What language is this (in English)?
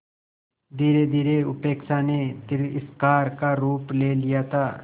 Hindi